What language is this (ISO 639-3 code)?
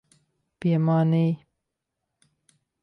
lav